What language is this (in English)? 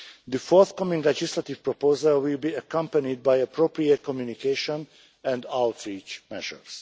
English